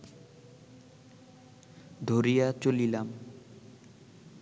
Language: Bangla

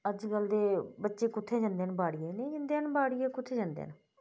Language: Dogri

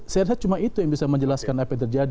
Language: Indonesian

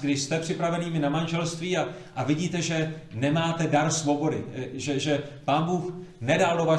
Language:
Czech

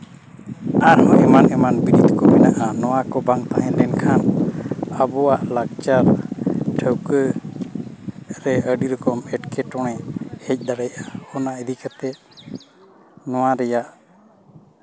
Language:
Santali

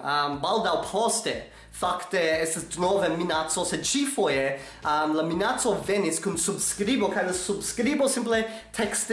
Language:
Italian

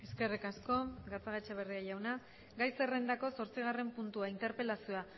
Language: Basque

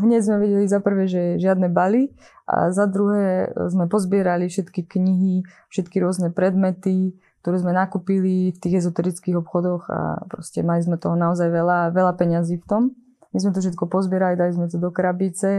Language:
Slovak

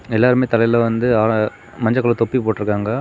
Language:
Tamil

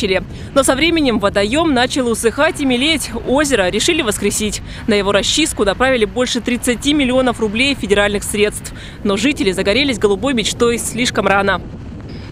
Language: Russian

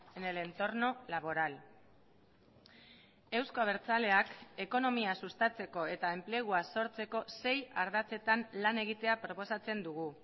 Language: Basque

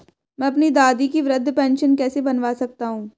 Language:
Hindi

